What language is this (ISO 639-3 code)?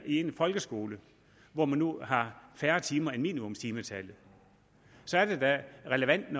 dan